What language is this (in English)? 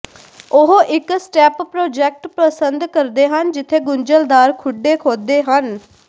Punjabi